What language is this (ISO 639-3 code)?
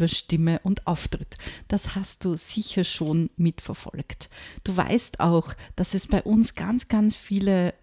deu